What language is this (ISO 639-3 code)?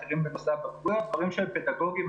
heb